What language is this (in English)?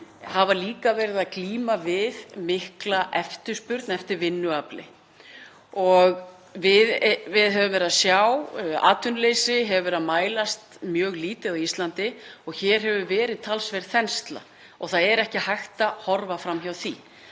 Icelandic